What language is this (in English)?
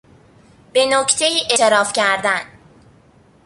Persian